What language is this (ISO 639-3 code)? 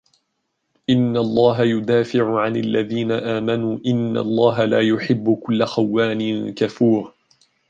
ara